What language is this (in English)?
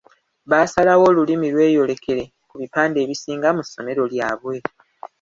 Ganda